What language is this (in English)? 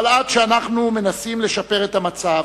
Hebrew